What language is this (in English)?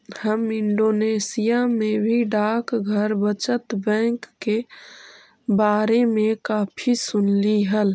Magahi